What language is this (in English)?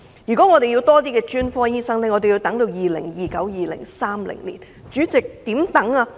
Cantonese